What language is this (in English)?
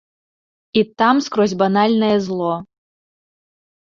Belarusian